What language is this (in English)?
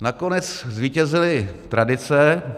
Czech